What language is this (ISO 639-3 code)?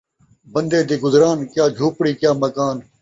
skr